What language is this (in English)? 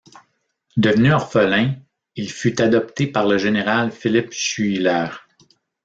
French